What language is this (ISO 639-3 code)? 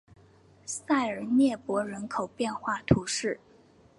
zho